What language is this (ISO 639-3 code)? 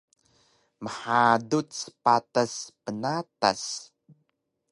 trv